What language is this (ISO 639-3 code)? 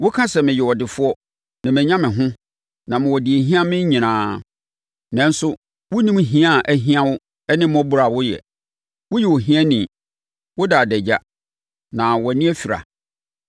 aka